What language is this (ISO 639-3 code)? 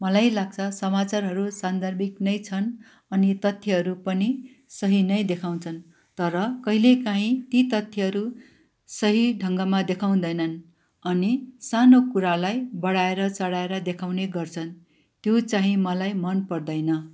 nep